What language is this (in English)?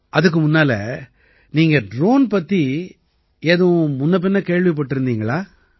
Tamil